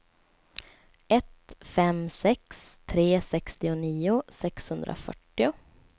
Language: Swedish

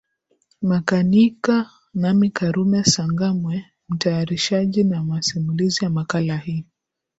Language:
Swahili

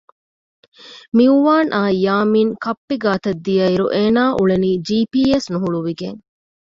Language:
Divehi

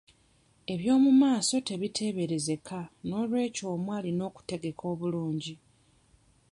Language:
Ganda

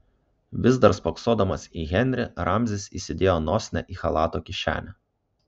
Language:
Lithuanian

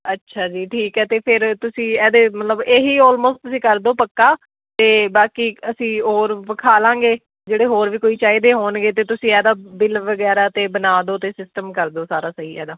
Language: Punjabi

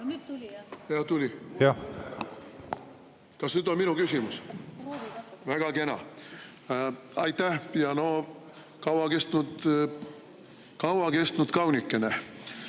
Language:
Estonian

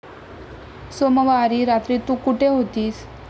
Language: Marathi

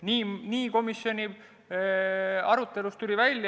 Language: Estonian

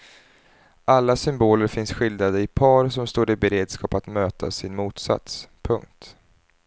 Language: Swedish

